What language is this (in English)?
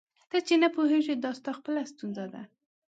Pashto